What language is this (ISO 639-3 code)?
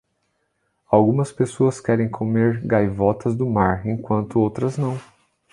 por